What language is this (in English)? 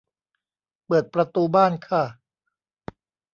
Thai